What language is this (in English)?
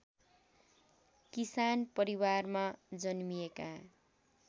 Nepali